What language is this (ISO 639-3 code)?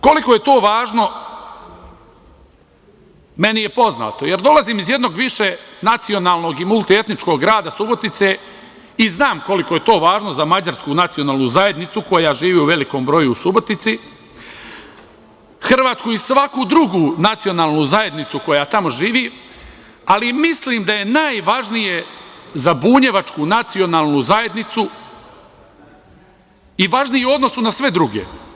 srp